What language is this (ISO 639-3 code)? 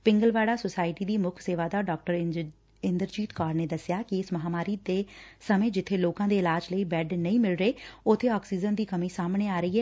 pan